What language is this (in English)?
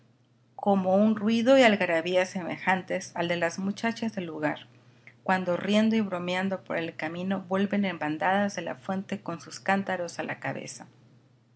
Spanish